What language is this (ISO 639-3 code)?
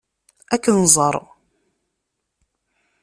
kab